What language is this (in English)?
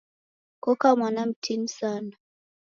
Taita